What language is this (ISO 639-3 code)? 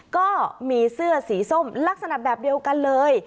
tha